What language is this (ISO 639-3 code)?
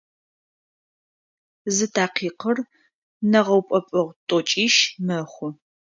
ady